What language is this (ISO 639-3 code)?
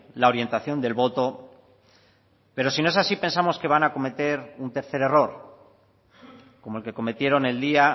spa